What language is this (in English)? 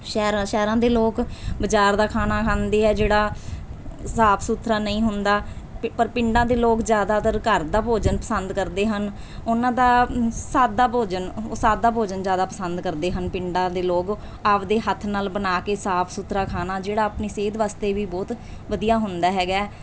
Punjabi